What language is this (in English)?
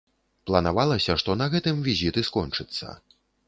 Belarusian